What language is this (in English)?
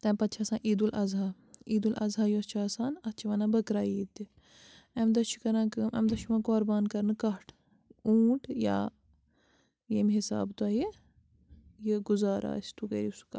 Kashmiri